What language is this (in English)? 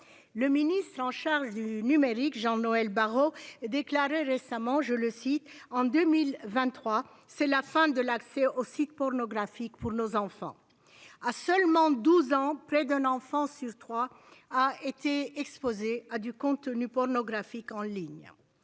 French